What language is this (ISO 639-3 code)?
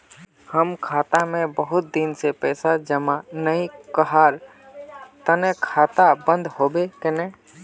mag